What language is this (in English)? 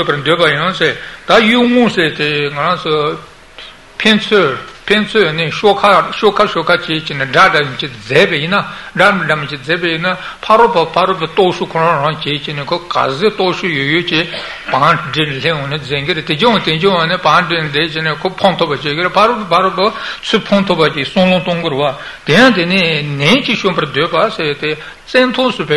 Italian